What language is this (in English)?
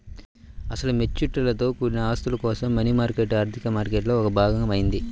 Telugu